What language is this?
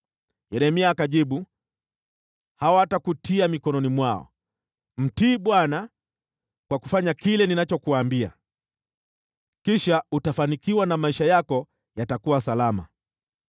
Swahili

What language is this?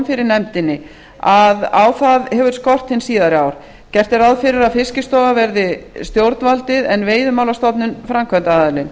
Icelandic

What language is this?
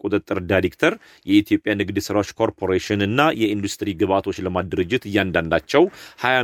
Amharic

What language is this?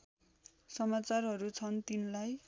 Nepali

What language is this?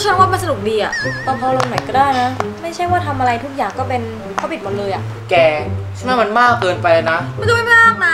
Thai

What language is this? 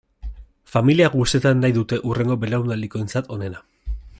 Basque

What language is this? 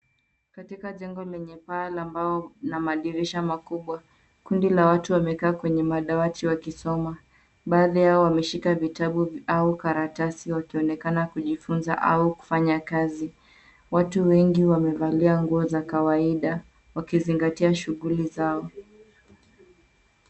Swahili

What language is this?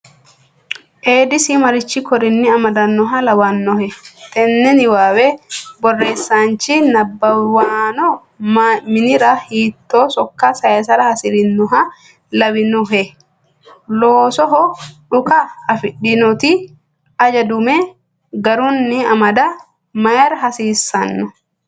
Sidamo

